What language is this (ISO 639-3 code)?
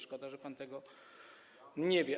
pol